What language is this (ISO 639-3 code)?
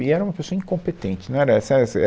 por